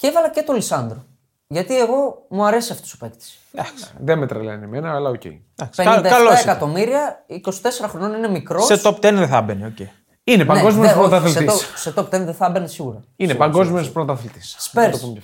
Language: Greek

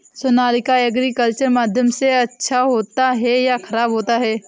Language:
Hindi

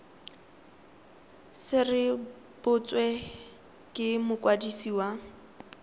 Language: Tswana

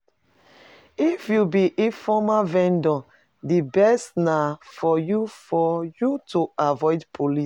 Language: Nigerian Pidgin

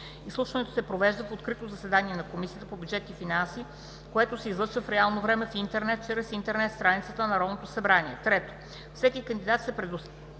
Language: Bulgarian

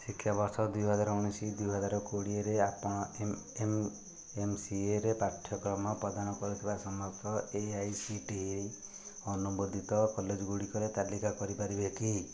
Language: Odia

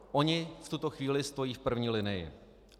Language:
Czech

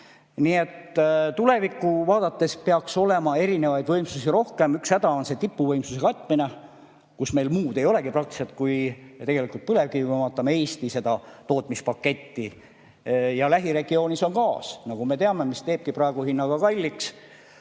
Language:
Estonian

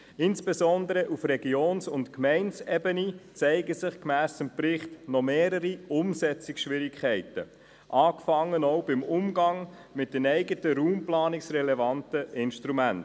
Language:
Swiss German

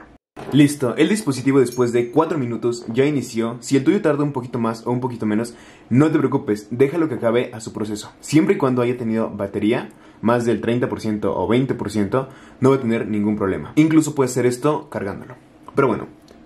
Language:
Spanish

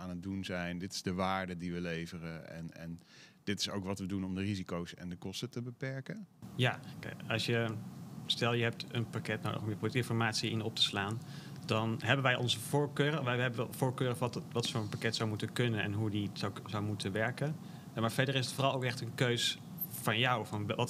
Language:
Dutch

